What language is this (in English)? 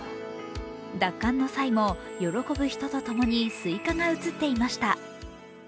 Japanese